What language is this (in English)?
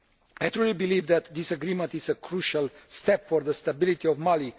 English